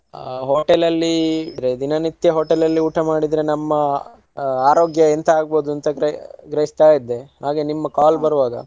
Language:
Kannada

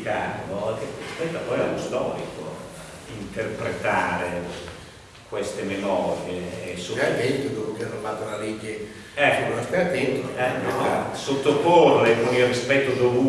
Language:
Italian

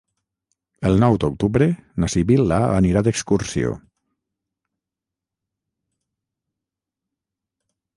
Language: Catalan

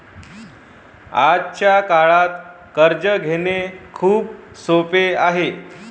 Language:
Marathi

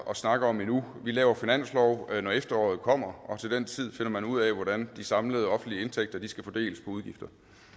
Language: Danish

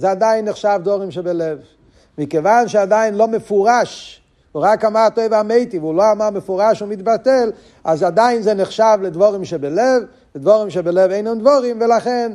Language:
Hebrew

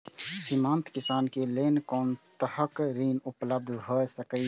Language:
Maithili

